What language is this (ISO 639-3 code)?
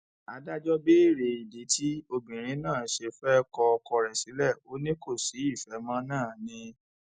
yor